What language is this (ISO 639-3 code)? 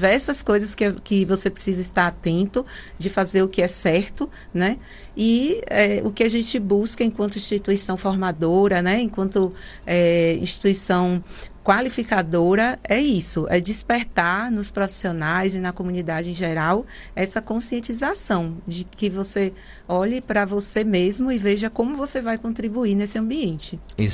por